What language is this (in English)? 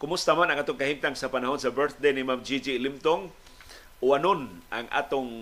Filipino